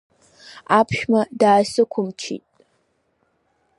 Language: Abkhazian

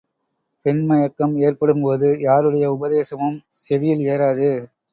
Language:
Tamil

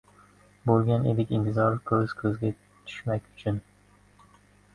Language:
Uzbek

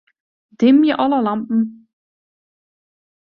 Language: Western Frisian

